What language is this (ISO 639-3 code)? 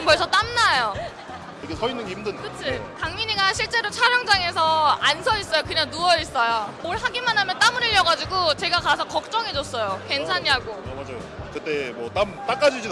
kor